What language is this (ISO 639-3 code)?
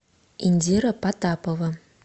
rus